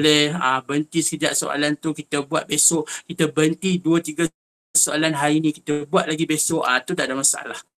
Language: Malay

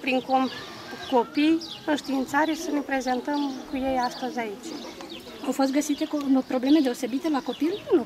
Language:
Romanian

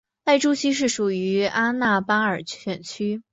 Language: Chinese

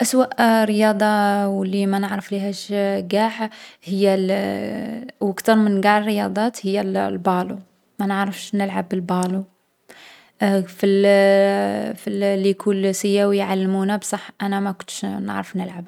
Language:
Algerian Arabic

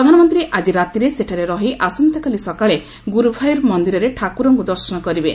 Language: Odia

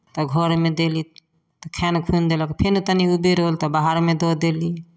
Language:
Maithili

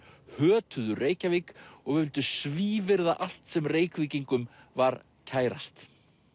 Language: Icelandic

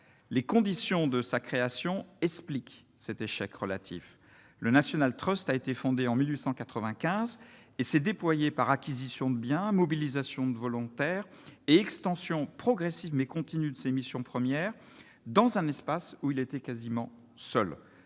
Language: French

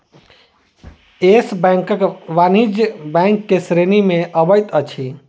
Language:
Maithili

